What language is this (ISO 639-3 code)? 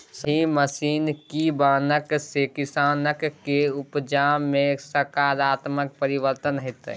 mai